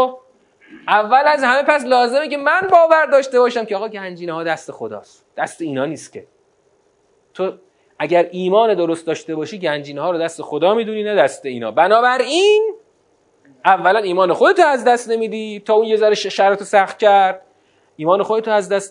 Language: Persian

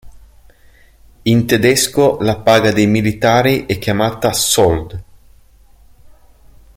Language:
Italian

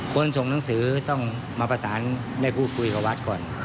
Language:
Thai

